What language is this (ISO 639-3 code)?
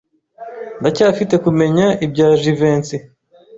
kin